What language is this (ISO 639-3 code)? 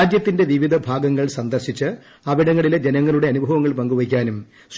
mal